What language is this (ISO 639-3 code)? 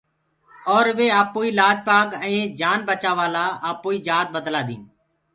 ggg